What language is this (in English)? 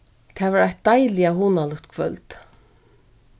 Faroese